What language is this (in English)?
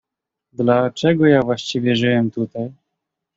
Polish